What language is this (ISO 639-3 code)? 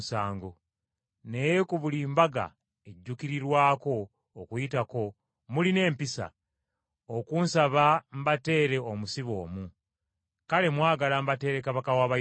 lug